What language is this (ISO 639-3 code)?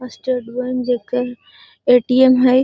mag